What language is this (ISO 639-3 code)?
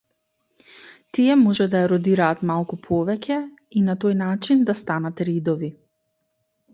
mkd